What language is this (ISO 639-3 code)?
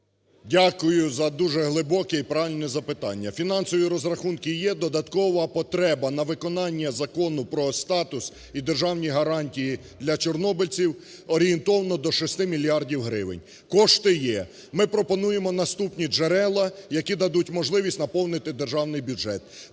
ukr